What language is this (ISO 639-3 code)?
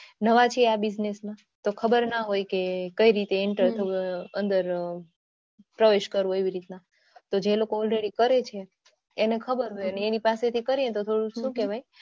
guj